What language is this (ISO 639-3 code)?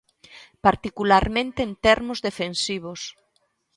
glg